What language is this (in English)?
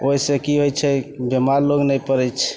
Maithili